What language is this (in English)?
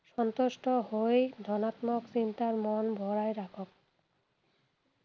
Assamese